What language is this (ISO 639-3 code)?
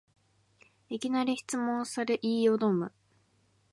jpn